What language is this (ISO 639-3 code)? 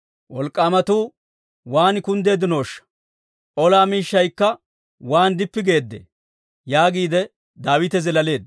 dwr